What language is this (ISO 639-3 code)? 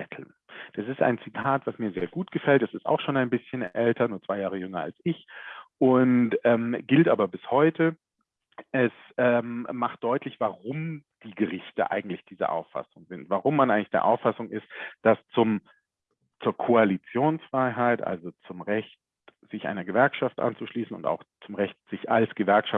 deu